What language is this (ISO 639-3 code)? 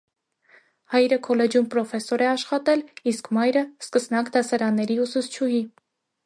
hye